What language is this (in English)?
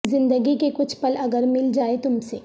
Urdu